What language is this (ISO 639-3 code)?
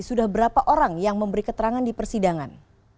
ind